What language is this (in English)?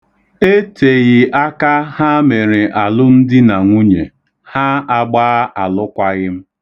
Igbo